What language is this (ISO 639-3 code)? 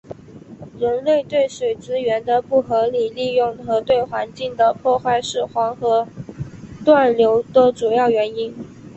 zho